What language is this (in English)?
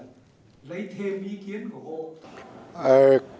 Vietnamese